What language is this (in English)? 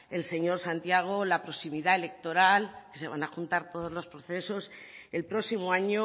Spanish